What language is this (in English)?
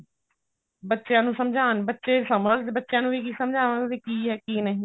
Punjabi